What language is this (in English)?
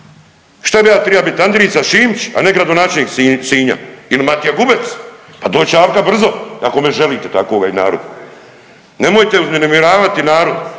Croatian